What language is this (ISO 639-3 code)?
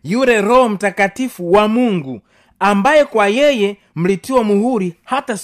swa